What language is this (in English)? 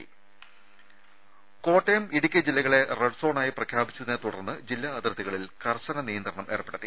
Malayalam